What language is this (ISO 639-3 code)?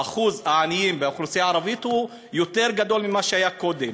heb